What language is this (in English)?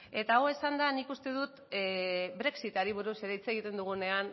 Basque